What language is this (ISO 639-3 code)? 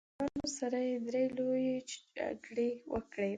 pus